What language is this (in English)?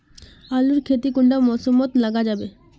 Magahi